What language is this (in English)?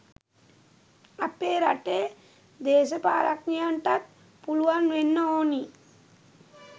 Sinhala